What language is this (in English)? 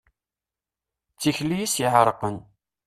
Kabyle